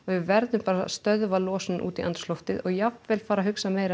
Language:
Icelandic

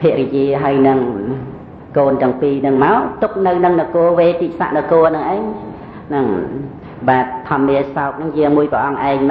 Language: Thai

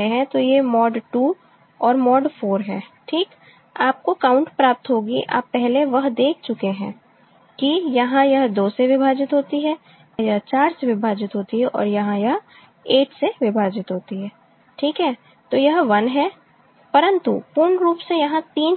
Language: Hindi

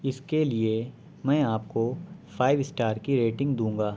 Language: Urdu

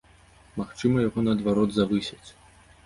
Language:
Belarusian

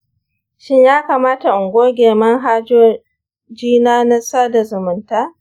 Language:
Hausa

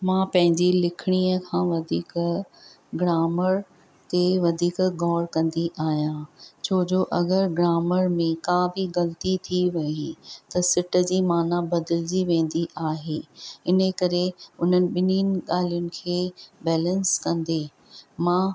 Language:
Sindhi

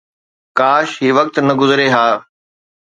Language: Sindhi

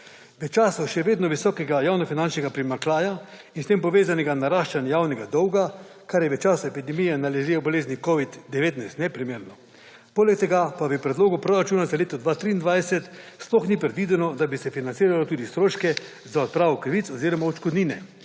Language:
Slovenian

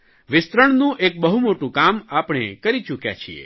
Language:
Gujarati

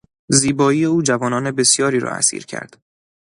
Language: Persian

